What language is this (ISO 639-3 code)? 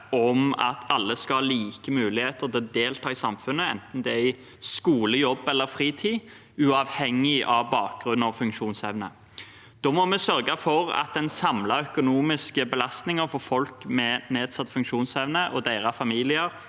nor